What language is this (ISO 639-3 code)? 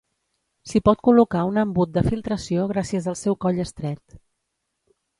cat